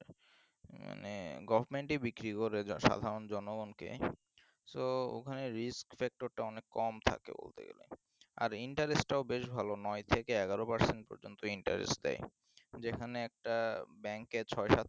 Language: Bangla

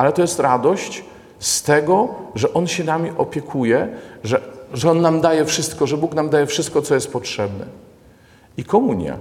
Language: Polish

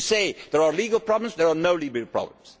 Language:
English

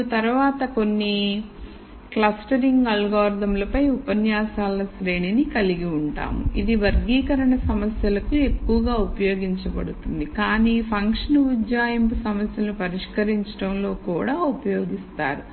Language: Telugu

